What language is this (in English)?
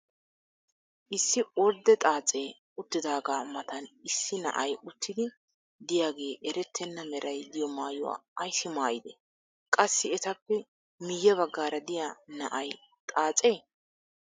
Wolaytta